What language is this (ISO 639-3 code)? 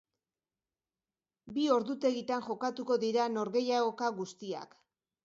eus